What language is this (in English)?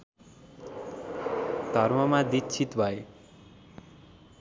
Nepali